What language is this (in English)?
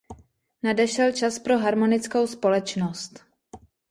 Czech